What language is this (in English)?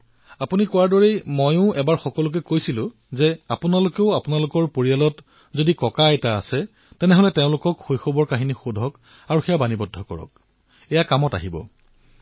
Assamese